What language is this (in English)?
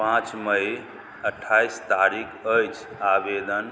Maithili